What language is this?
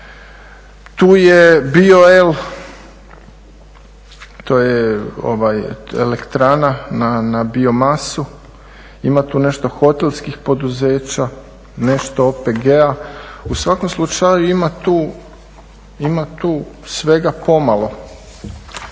Croatian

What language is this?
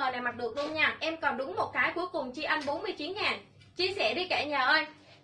Vietnamese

